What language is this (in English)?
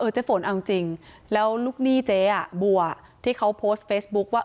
Thai